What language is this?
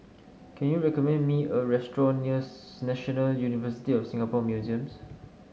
English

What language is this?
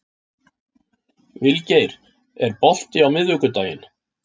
Icelandic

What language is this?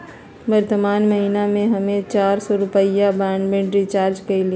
Magahi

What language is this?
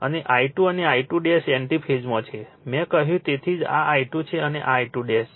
Gujarati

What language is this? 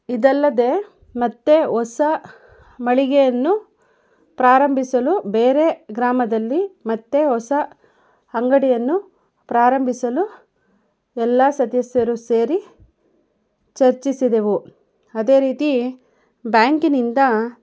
Kannada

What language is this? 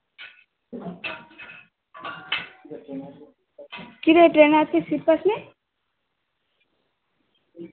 Bangla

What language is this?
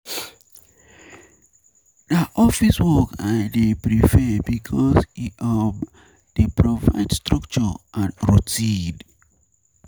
Nigerian Pidgin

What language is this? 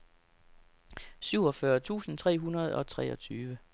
Danish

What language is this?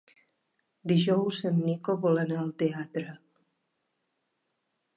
Catalan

